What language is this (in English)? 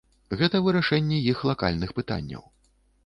Belarusian